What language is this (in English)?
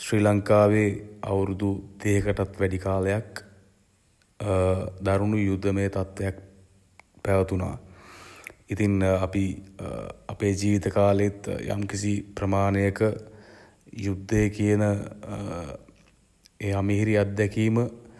Sinhala